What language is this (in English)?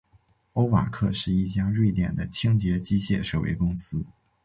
Chinese